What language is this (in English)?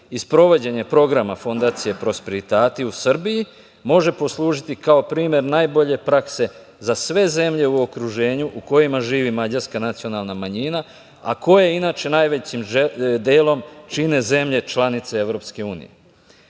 Serbian